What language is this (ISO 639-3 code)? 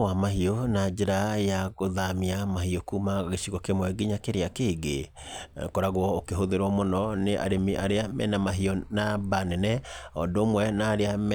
kik